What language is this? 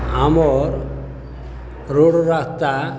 Odia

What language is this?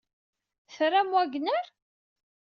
Kabyle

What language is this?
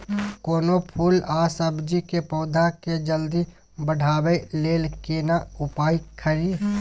Maithili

